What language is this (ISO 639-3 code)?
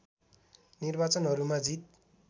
nep